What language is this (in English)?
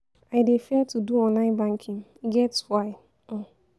Nigerian Pidgin